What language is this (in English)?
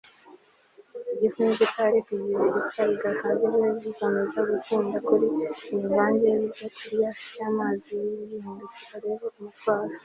Kinyarwanda